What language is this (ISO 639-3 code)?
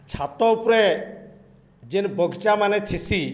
ori